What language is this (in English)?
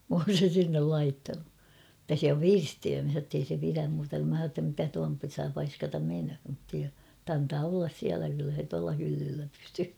Finnish